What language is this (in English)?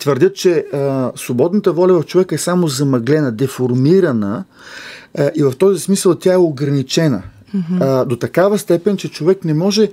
Bulgarian